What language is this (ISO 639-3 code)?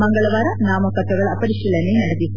kan